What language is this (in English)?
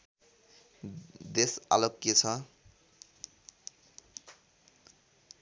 Nepali